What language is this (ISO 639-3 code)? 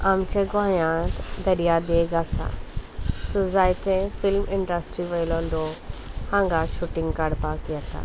kok